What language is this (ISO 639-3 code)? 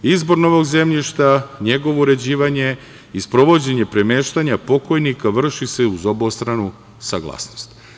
srp